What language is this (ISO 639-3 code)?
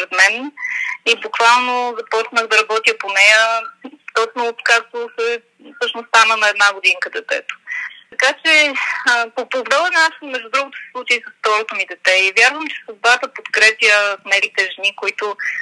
bul